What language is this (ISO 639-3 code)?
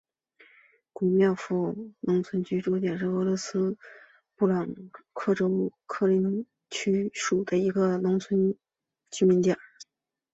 zho